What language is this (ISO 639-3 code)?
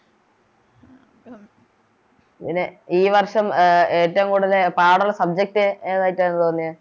mal